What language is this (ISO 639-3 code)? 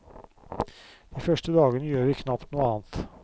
nor